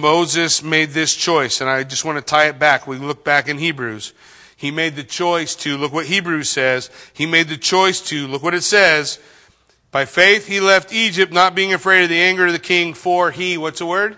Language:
English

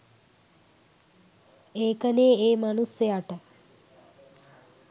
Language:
Sinhala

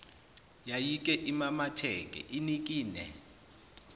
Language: Zulu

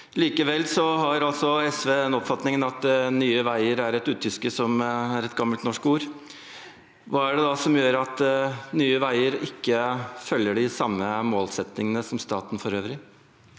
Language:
Norwegian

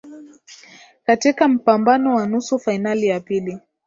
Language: Swahili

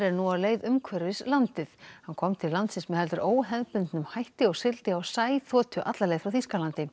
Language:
Icelandic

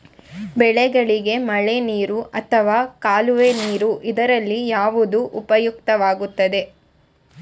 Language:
Kannada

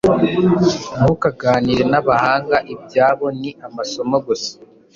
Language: Kinyarwanda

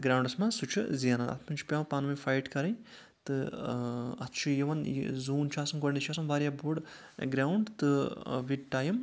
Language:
Kashmiri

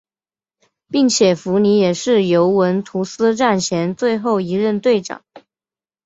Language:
Chinese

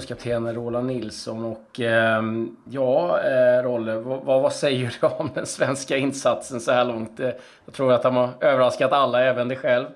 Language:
Swedish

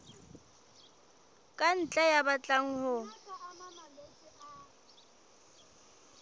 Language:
Southern Sotho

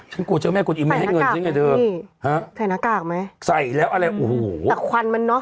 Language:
Thai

